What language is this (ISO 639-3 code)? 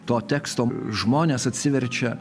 lit